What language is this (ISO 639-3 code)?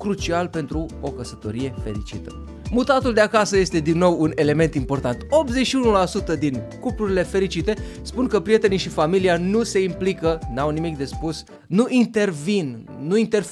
ron